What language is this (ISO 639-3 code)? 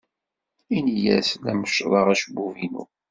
kab